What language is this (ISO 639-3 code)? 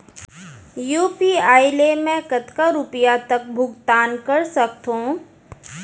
hne